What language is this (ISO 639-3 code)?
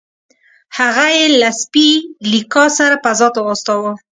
pus